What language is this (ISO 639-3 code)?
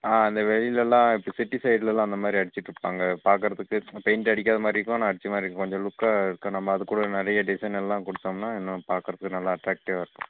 tam